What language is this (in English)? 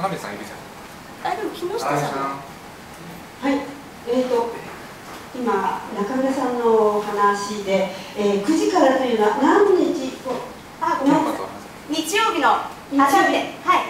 Japanese